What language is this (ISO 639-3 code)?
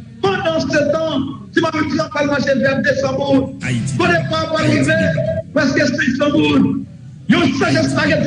fra